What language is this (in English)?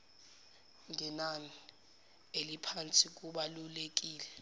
Zulu